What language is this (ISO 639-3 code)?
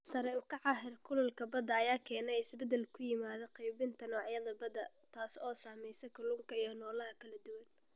som